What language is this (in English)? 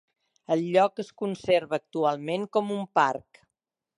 Catalan